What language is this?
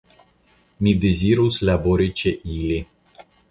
Esperanto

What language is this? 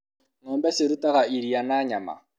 Kikuyu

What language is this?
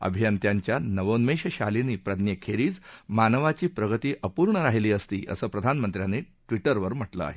Marathi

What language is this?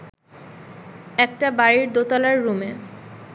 Bangla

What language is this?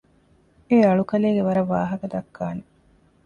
Divehi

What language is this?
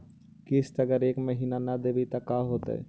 Magahi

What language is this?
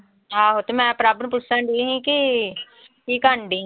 Punjabi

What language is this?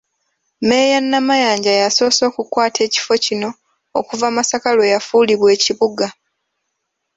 Ganda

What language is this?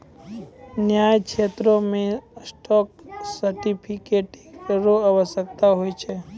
Maithili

